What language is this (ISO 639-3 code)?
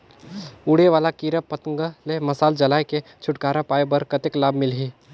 hne